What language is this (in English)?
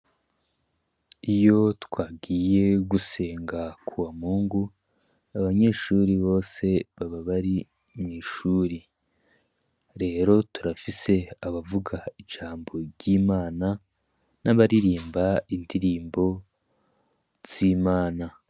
Rundi